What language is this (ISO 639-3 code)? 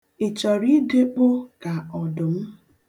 ibo